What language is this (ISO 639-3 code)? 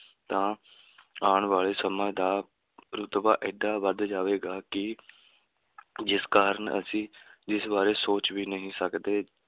pan